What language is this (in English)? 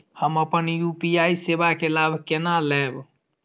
Maithili